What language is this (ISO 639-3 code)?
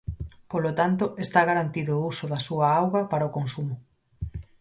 glg